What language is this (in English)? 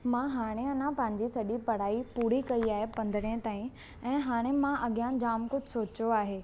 Sindhi